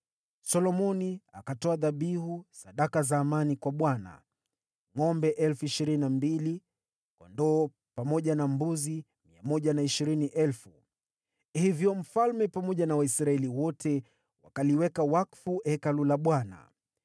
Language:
Swahili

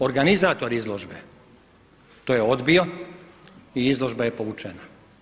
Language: Croatian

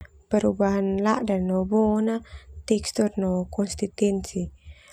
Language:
Termanu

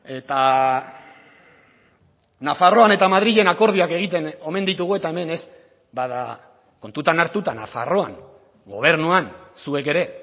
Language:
Basque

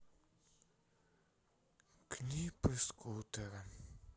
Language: Russian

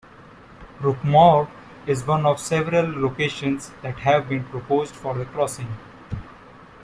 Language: English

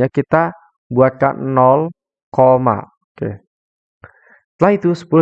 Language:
Indonesian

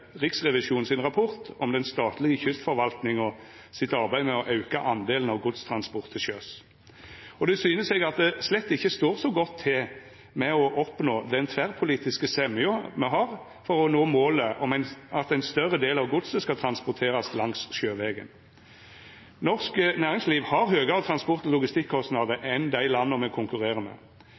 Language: Norwegian Nynorsk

